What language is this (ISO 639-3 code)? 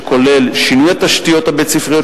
heb